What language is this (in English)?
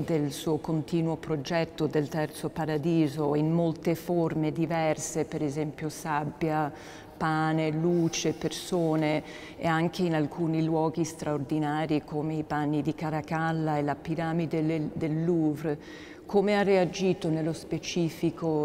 Italian